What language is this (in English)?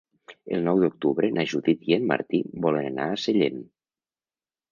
Catalan